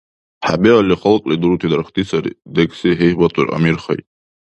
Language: Dargwa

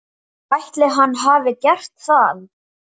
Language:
Icelandic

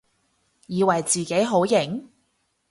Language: Cantonese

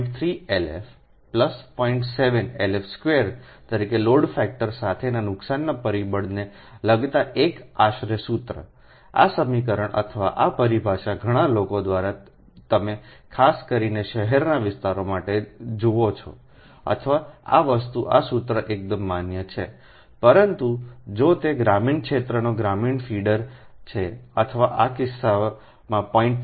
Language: Gujarati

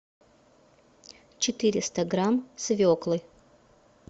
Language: Russian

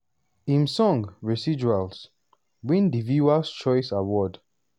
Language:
Nigerian Pidgin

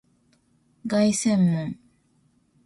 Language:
Japanese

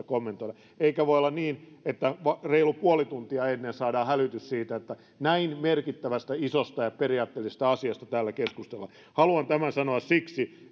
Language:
Finnish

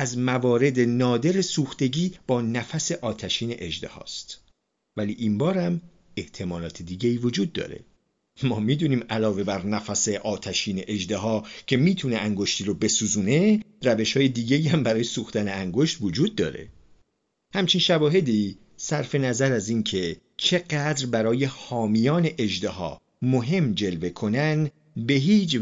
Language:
Persian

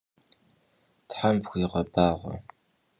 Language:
Kabardian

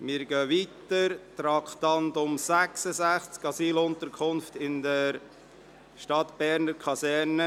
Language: Swiss German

